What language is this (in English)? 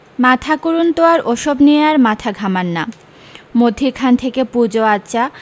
Bangla